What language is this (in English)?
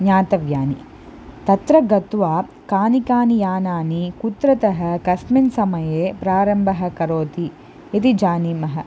Sanskrit